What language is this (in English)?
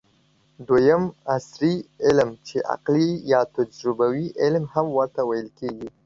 Pashto